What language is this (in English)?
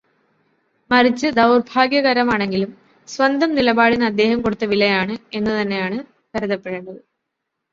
Malayalam